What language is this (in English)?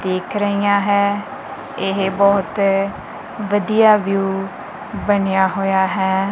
Punjabi